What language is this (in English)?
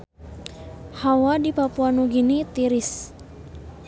Sundanese